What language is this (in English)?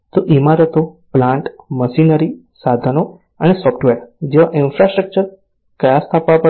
Gujarati